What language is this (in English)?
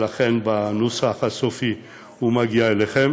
Hebrew